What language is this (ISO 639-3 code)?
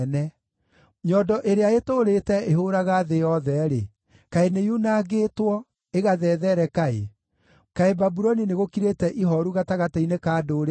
kik